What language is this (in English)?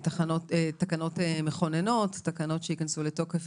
Hebrew